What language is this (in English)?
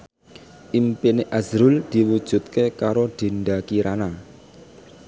Javanese